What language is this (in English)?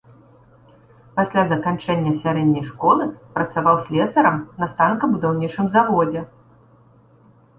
Belarusian